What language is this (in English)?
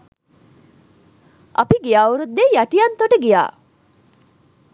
Sinhala